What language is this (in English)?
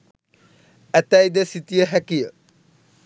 Sinhala